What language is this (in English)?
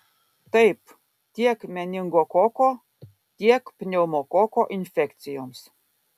Lithuanian